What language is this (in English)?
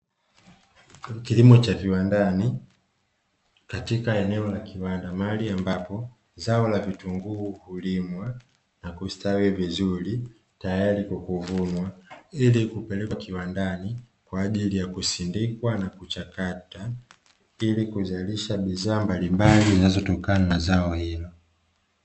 Swahili